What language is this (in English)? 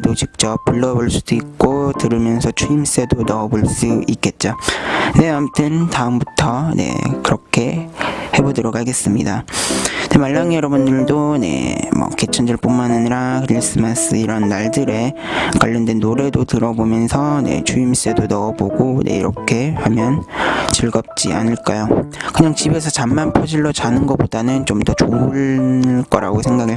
Korean